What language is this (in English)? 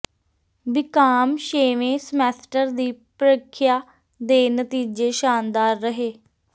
Punjabi